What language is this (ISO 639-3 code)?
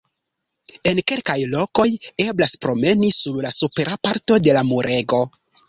epo